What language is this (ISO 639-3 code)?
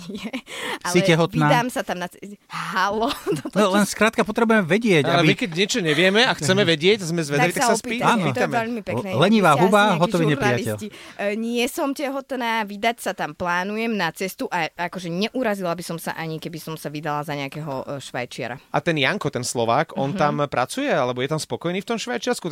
slk